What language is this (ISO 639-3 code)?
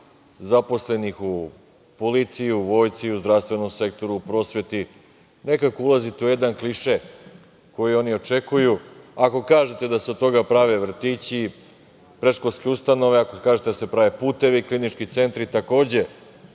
srp